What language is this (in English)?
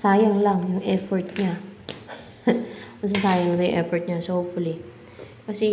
Filipino